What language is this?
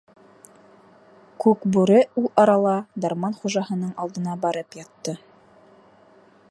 Bashkir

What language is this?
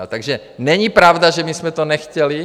Czech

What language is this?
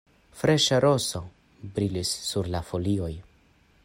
Esperanto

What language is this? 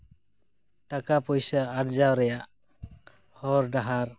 Santali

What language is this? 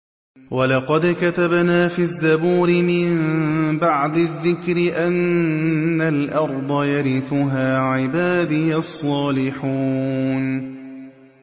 Arabic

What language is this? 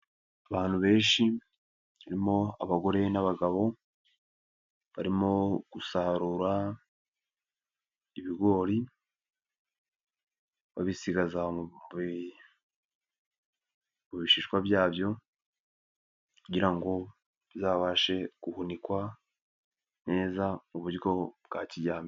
Kinyarwanda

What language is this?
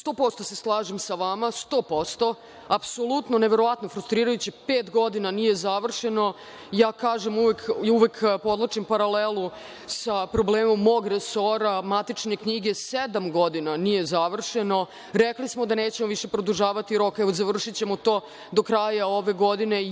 Serbian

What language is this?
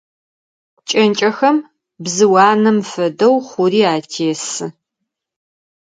Adyghe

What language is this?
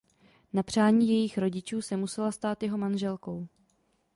Czech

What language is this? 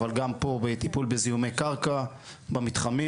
Hebrew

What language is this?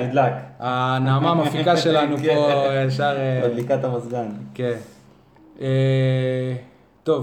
Hebrew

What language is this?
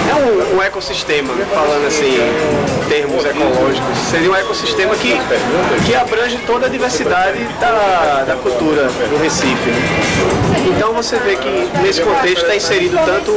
Portuguese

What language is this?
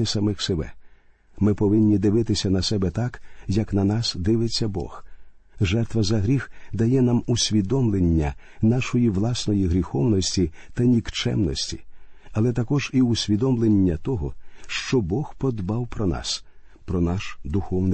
Ukrainian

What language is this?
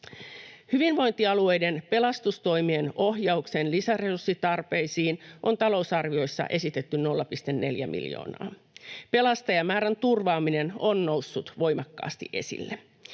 Finnish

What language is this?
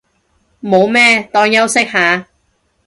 Cantonese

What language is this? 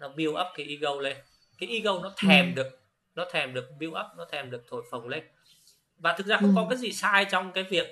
Vietnamese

